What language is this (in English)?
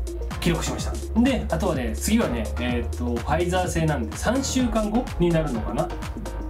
Japanese